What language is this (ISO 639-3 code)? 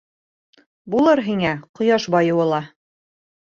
bak